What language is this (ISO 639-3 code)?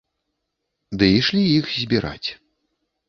bel